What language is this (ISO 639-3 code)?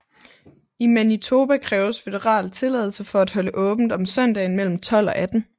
dan